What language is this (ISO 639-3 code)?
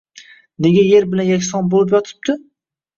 uzb